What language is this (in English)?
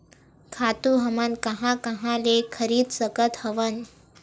Chhattisgarhi